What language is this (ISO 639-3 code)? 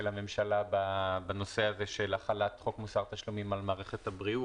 heb